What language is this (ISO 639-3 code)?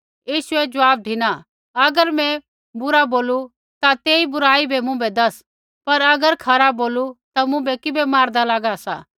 kfx